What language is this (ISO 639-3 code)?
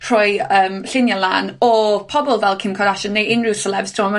cym